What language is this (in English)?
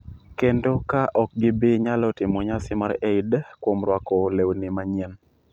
Luo (Kenya and Tanzania)